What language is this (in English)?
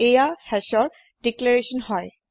Assamese